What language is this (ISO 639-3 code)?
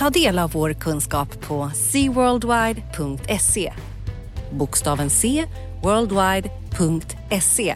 swe